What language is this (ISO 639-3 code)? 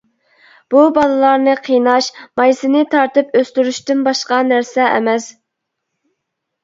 uig